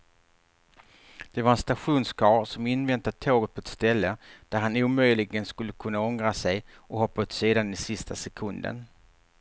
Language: Swedish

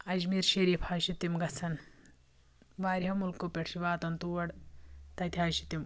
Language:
Kashmiri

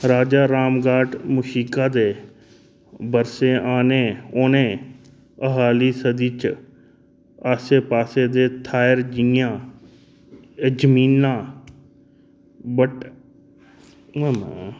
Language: Dogri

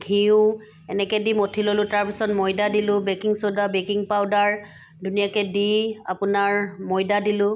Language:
Assamese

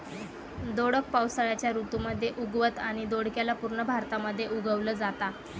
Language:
Marathi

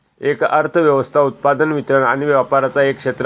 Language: Marathi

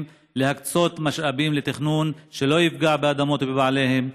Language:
Hebrew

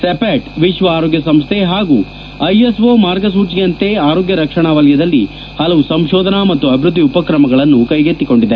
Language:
Kannada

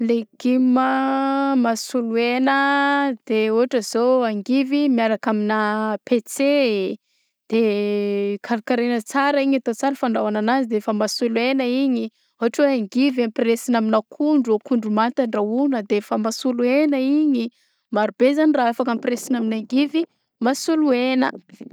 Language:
Southern Betsimisaraka Malagasy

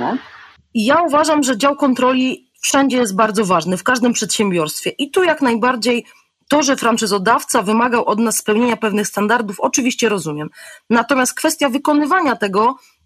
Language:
Polish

